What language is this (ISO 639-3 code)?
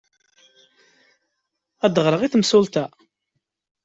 kab